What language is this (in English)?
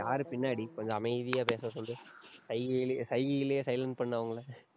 Tamil